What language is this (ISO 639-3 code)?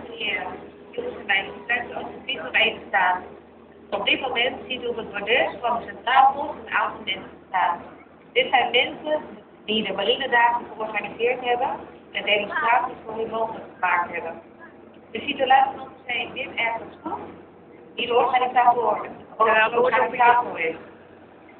nld